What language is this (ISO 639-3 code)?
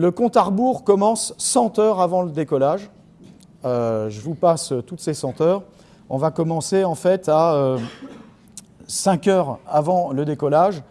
fra